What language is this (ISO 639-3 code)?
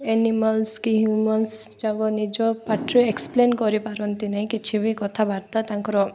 ori